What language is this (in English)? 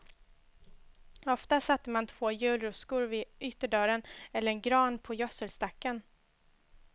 Swedish